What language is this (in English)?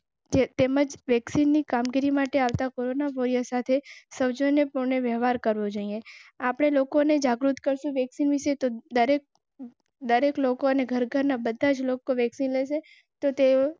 Gujarati